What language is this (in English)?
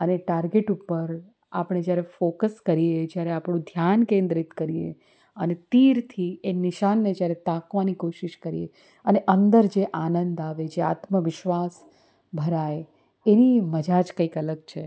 Gujarati